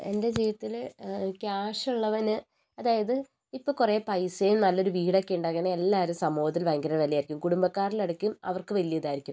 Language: Malayalam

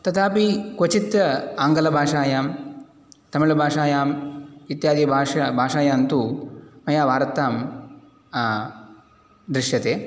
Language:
Sanskrit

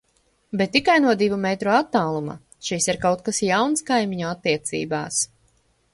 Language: Latvian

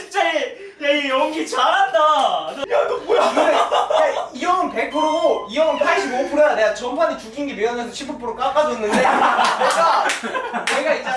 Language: Korean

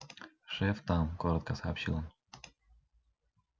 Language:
Russian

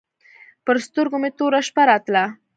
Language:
Pashto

